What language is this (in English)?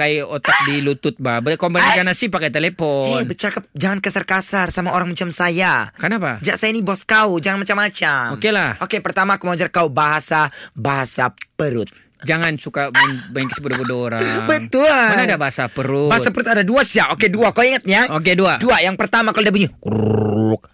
Malay